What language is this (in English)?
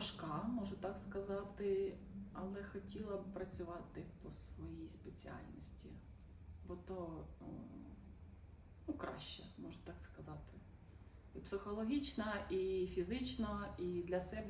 Ukrainian